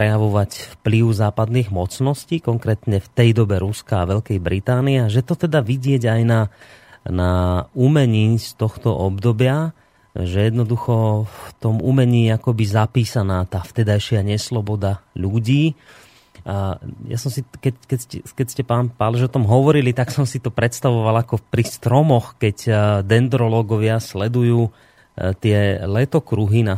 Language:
Slovak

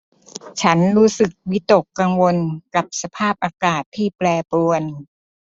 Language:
Thai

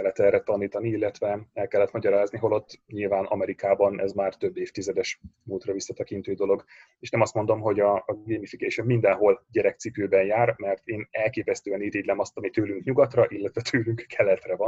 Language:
Hungarian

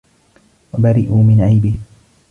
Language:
Arabic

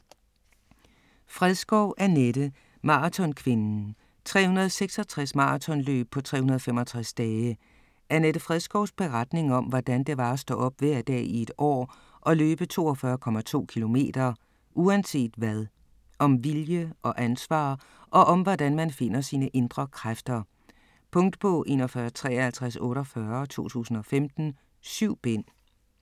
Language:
Danish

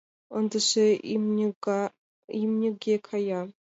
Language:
Mari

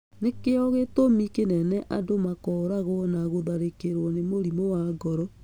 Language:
Kikuyu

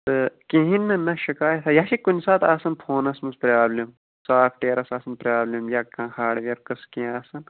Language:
Kashmiri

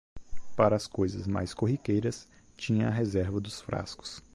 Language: Portuguese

